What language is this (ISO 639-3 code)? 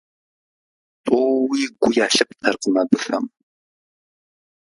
kbd